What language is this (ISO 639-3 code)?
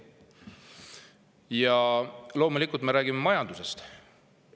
est